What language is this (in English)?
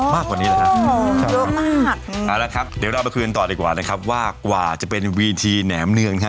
Thai